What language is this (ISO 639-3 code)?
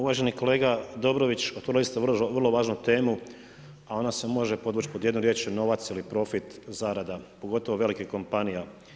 hrv